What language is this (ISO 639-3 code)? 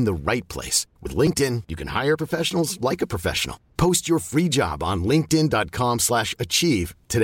swe